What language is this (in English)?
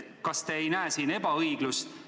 Estonian